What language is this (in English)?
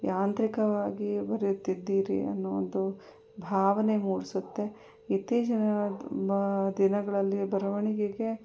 Kannada